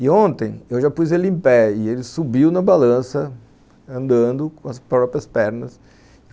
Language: Portuguese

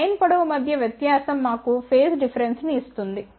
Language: Telugu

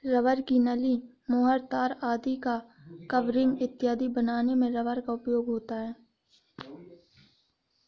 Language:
Hindi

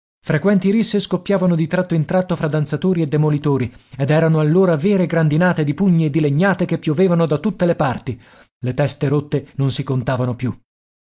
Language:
Italian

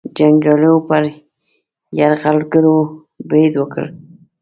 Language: Pashto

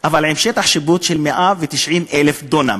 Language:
Hebrew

